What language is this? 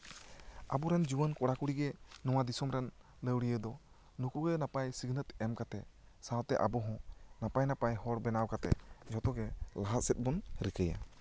Santali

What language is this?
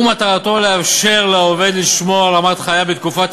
Hebrew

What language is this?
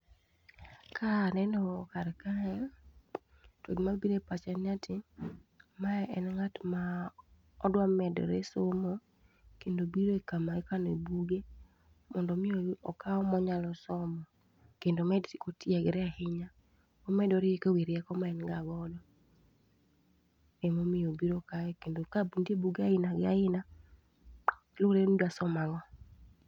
Luo (Kenya and Tanzania)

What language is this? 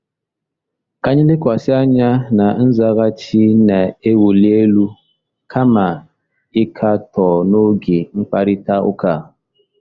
Igbo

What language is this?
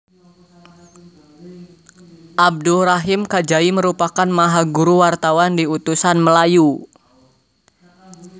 Javanese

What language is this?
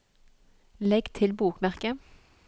Norwegian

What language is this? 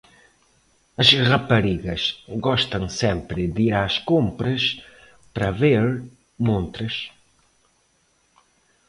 Portuguese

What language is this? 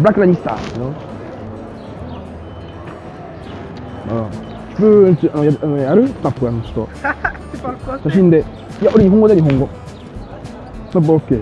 French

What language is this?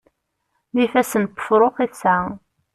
Kabyle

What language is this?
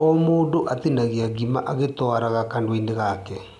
Kikuyu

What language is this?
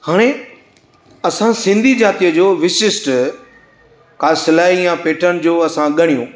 Sindhi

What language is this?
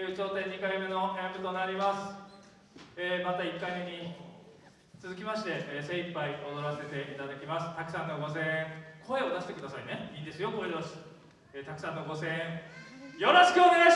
Japanese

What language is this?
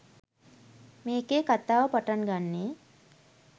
Sinhala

